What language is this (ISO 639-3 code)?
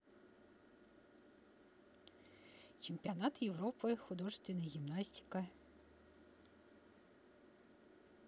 rus